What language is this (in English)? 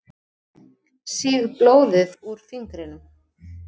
Icelandic